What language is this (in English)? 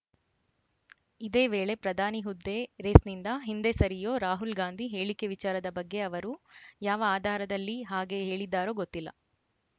Kannada